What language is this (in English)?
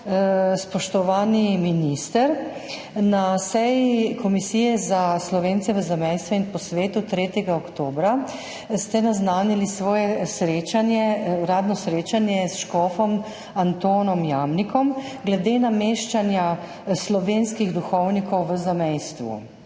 Slovenian